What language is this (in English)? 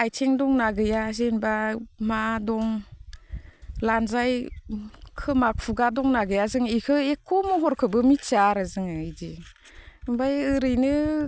Bodo